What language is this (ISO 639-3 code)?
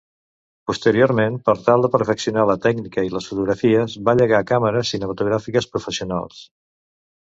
cat